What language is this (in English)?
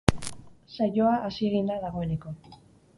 Basque